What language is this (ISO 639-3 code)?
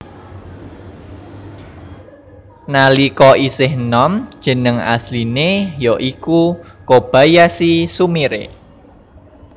jav